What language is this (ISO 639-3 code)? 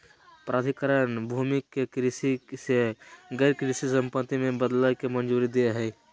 mag